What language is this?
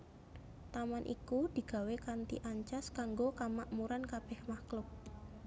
Javanese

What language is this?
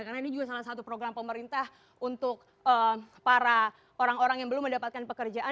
Indonesian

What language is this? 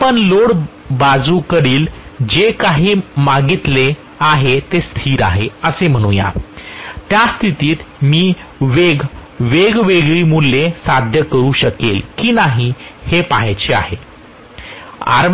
Marathi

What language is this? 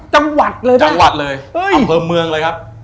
Thai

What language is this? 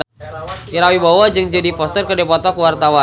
Sundanese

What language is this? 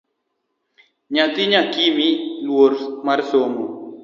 Luo (Kenya and Tanzania)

